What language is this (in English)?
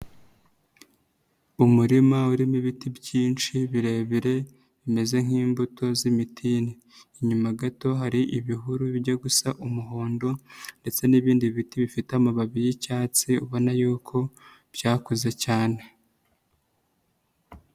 Kinyarwanda